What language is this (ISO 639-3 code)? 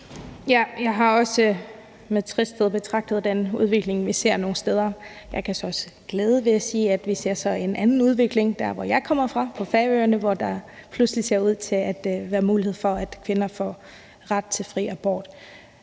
dan